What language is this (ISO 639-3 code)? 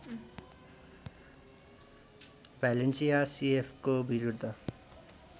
nep